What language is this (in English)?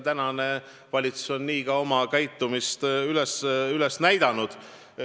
Estonian